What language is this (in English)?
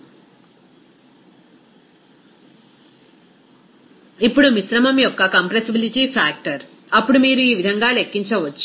Telugu